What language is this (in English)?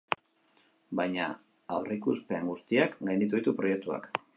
Basque